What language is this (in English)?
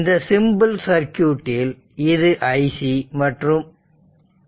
Tamil